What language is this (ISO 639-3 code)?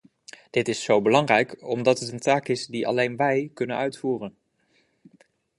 nld